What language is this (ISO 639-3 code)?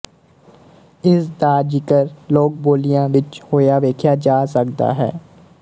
pan